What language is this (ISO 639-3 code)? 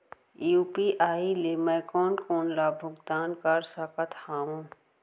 hne